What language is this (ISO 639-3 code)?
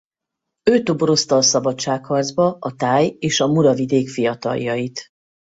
hun